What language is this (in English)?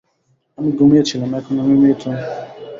Bangla